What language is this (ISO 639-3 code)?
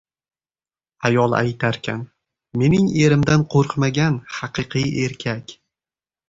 uzb